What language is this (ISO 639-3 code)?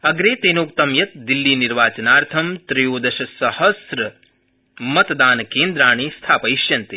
san